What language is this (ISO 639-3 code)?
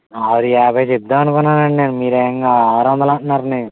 tel